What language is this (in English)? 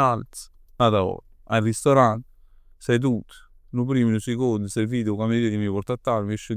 Neapolitan